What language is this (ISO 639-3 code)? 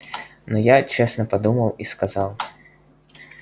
rus